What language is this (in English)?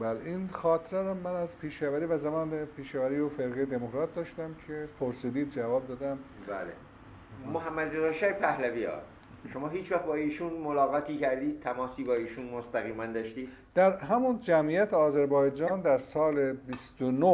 Persian